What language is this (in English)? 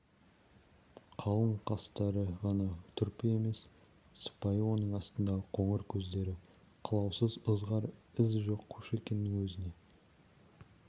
Kazakh